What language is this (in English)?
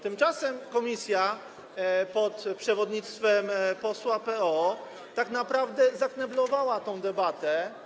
Polish